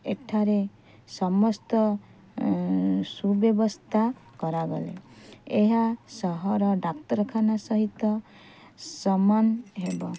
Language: Odia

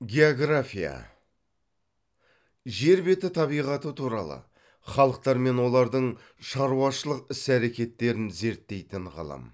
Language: Kazakh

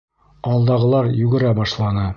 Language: Bashkir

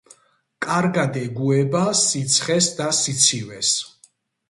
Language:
Georgian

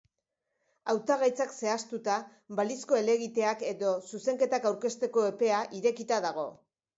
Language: Basque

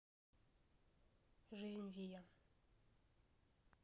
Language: Russian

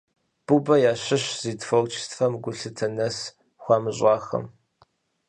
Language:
Kabardian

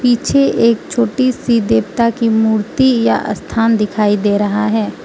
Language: Hindi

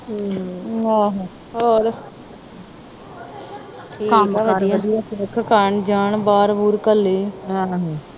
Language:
Punjabi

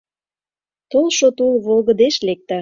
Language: Mari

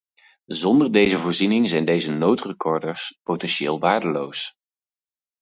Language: Dutch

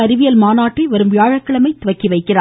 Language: Tamil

